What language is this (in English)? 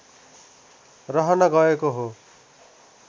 Nepali